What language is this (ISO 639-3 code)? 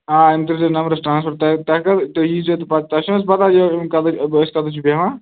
kas